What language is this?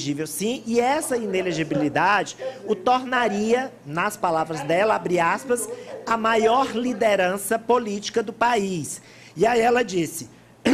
Portuguese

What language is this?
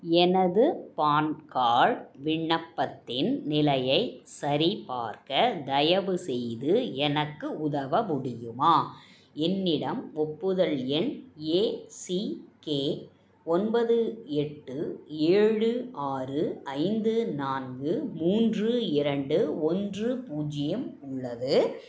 Tamil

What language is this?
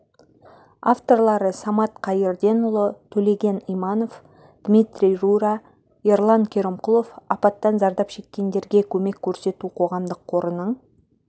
Kazakh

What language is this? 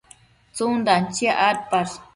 Matsés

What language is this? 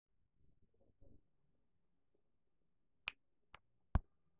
Masai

